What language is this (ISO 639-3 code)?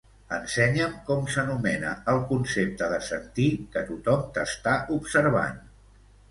cat